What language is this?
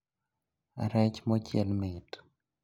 Luo (Kenya and Tanzania)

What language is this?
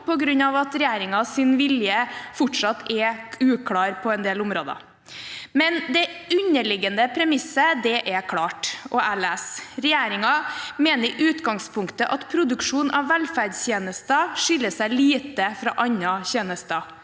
Norwegian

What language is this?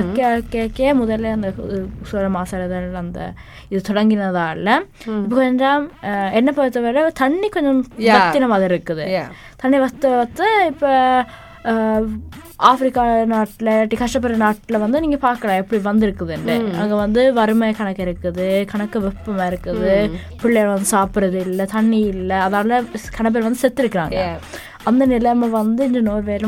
Tamil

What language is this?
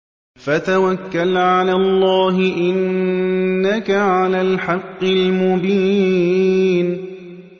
Arabic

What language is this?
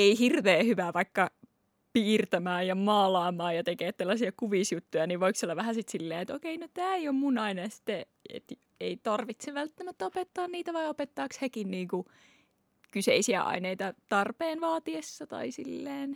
Finnish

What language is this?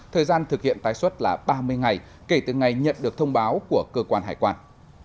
Vietnamese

